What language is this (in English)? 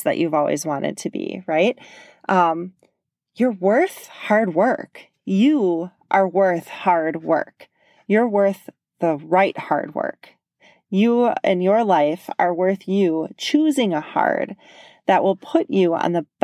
English